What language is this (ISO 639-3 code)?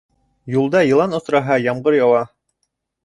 bak